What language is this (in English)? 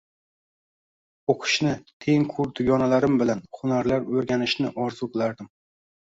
Uzbek